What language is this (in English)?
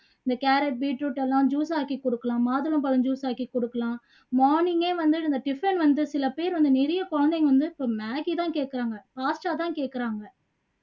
Tamil